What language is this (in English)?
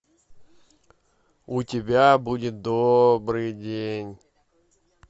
Russian